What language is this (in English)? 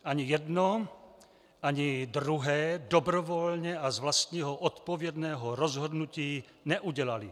Czech